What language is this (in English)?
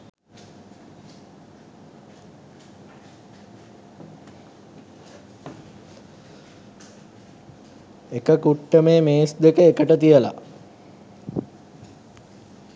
Sinhala